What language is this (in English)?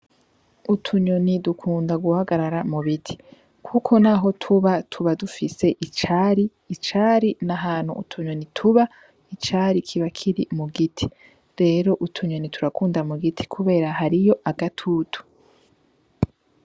Rundi